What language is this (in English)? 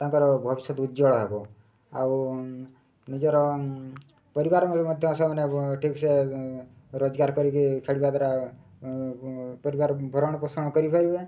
Odia